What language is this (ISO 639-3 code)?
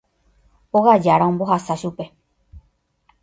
grn